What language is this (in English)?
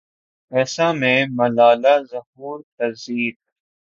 Urdu